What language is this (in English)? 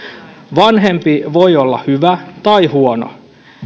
Finnish